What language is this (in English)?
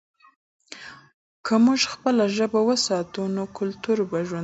Pashto